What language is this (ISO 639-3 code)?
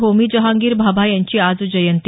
mar